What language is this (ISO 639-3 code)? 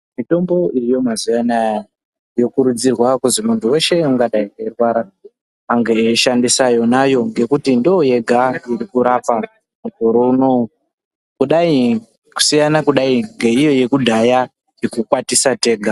ndc